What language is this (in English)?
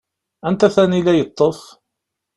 Kabyle